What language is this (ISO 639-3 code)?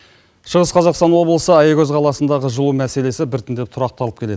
kaz